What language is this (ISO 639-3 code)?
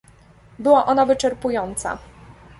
pol